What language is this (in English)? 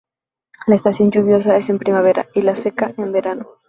Spanish